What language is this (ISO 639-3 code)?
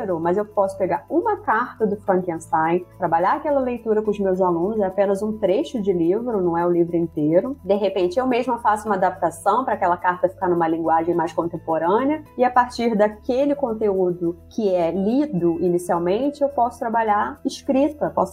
por